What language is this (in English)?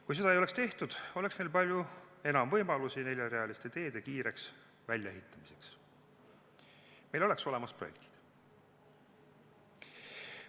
Estonian